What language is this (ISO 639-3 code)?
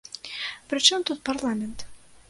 bel